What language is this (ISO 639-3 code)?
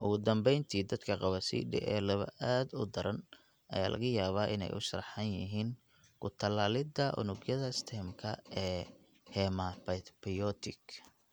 som